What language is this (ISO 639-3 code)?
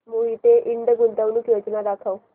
mar